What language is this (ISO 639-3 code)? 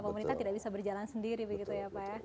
ind